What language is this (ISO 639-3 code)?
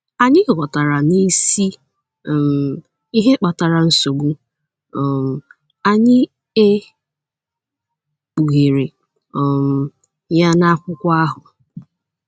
ibo